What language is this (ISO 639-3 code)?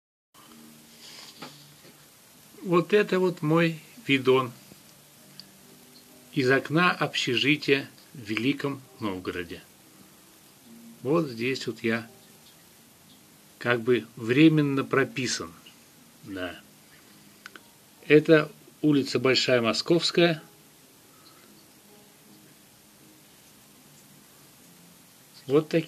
rus